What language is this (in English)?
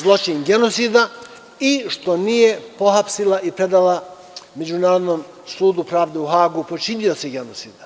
Serbian